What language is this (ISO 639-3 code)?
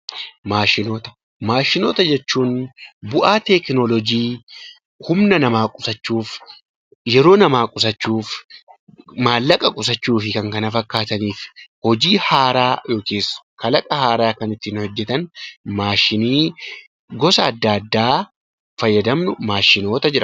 orm